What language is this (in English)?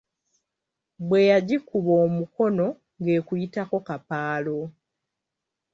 Ganda